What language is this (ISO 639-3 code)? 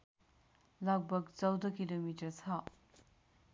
nep